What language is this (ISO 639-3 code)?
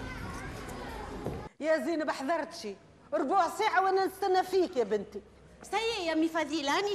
ara